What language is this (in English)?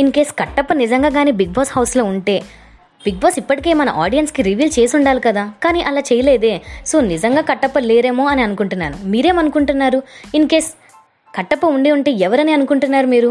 Telugu